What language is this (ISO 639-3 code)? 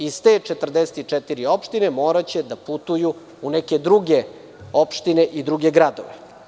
srp